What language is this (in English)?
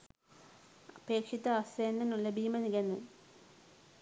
Sinhala